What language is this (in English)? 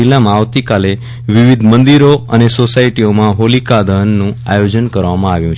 Gujarati